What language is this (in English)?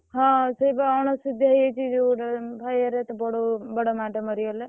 Odia